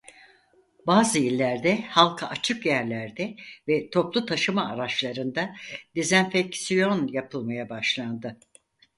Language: Turkish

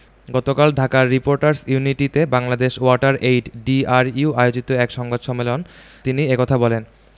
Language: Bangla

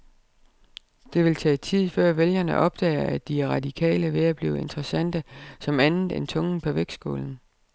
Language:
Danish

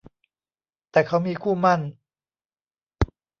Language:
Thai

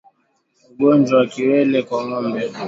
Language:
Swahili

